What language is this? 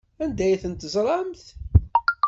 Kabyle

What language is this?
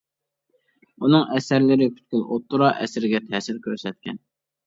Uyghur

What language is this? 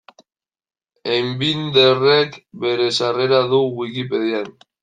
Basque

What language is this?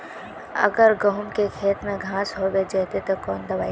Magahi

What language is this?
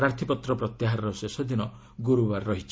Odia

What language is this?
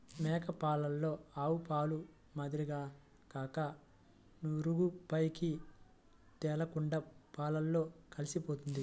Telugu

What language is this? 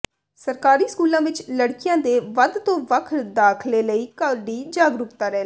Punjabi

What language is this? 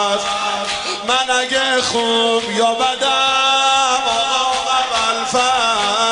Persian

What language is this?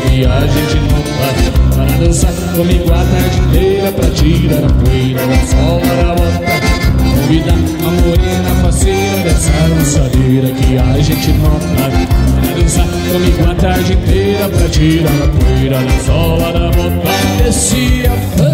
Romanian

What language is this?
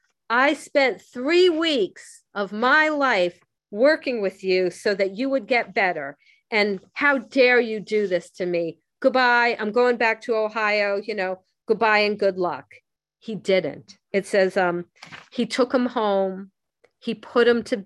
English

